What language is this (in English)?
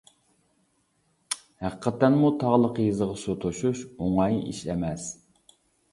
Uyghur